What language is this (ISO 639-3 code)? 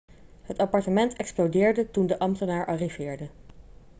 nld